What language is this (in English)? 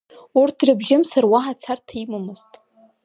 Abkhazian